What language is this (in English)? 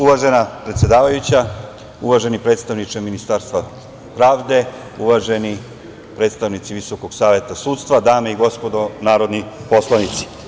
Serbian